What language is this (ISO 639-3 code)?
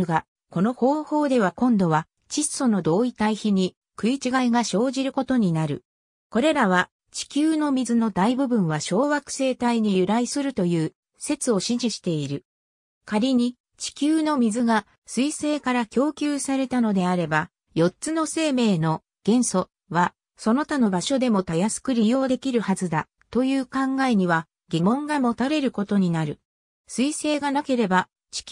jpn